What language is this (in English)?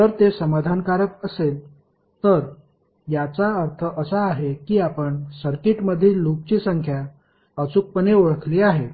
Marathi